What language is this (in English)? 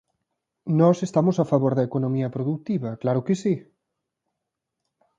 Galician